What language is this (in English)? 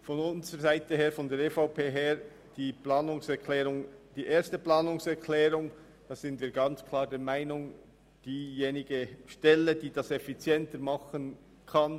Swiss German